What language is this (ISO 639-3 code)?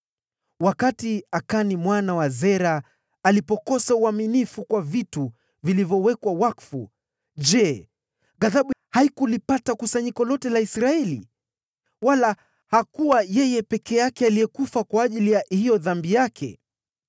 swa